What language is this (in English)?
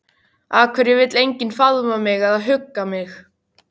Icelandic